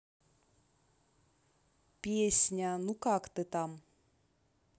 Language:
Russian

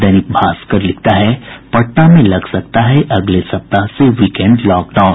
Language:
Hindi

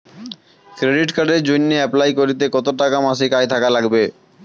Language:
Bangla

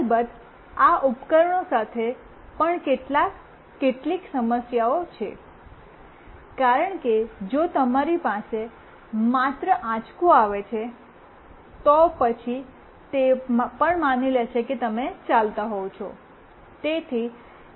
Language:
Gujarati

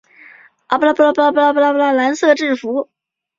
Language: Chinese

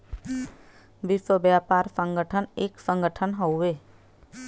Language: Bhojpuri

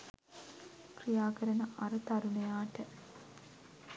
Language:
Sinhala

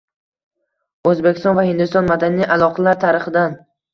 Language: Uzbek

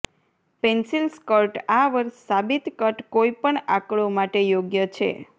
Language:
Gujarati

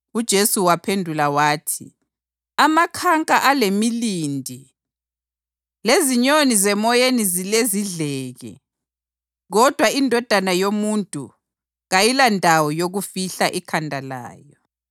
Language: North Ndebele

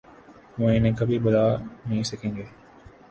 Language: Urdu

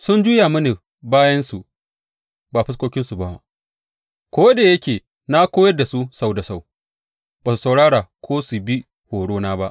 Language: Hausa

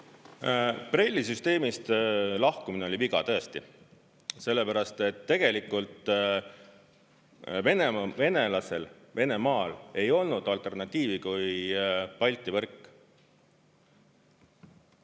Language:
Estonian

